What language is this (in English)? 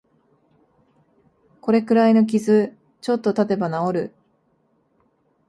Japanese